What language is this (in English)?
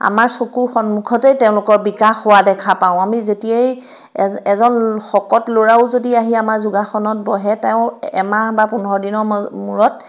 Assamese